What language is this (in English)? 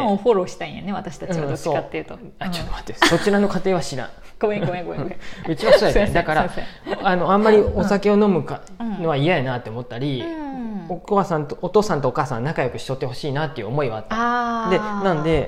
Japanese